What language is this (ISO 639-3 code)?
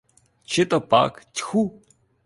ukr